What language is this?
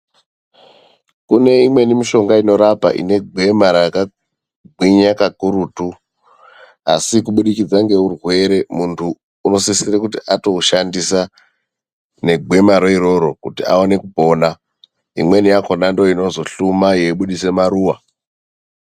Ndau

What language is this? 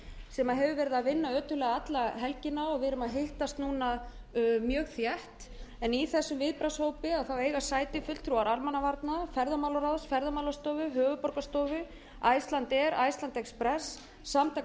Icelandic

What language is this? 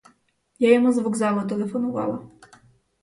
Ukrainian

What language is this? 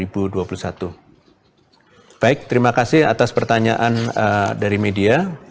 Indonesian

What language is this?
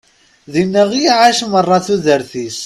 Kabyle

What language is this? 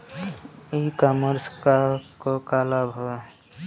Bhojpuri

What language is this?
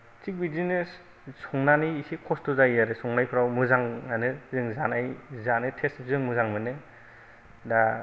Bodo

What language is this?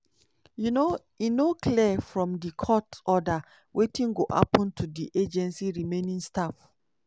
Nigerian Pidgin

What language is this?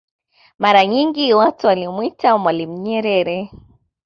Swahili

